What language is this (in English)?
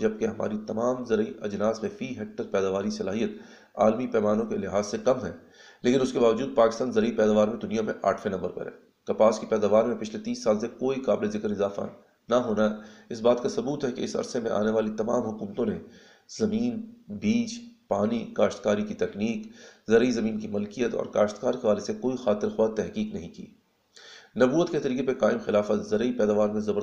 Urdu